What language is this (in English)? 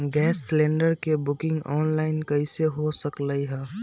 Magahi